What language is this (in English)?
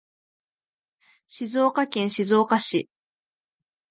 Japanese